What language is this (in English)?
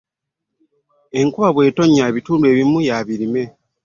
Ganda